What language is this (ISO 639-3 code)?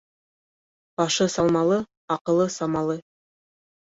bak